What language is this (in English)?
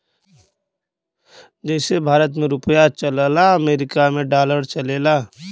Bhojpuri